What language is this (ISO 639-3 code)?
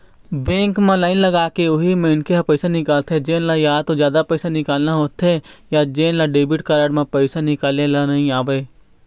hne